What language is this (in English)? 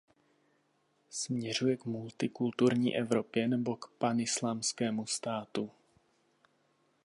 Czech